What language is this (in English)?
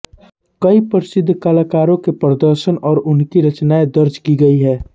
Hindi